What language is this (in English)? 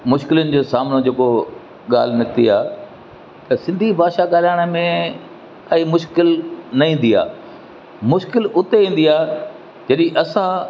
Sindhi